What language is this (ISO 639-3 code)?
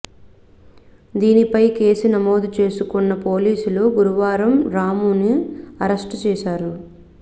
tel